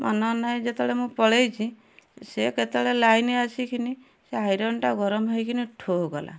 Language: Odia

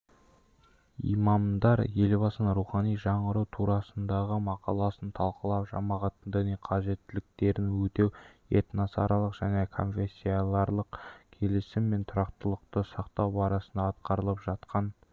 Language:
Kazakh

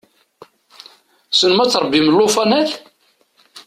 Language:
Kabyle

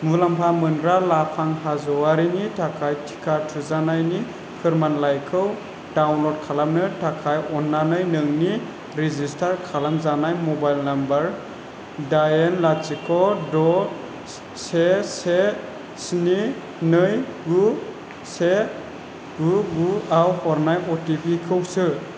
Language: Bodo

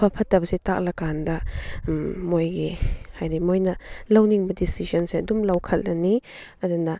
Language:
Manipuri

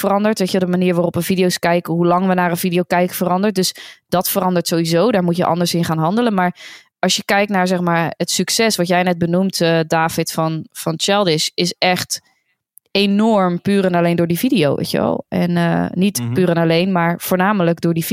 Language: Dutch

